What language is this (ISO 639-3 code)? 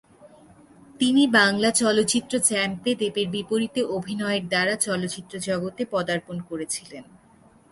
ben